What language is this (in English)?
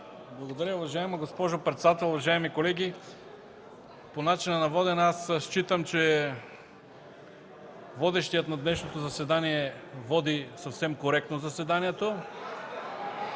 Bulgarian